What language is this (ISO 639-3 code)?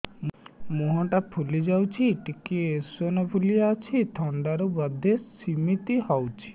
ori